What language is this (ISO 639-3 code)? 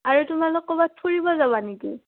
asm